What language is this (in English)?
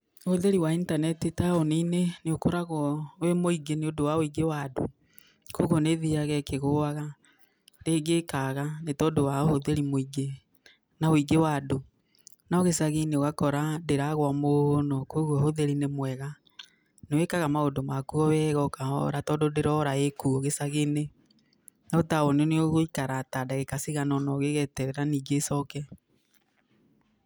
Kikuyu